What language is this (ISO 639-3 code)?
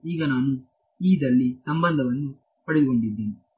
kan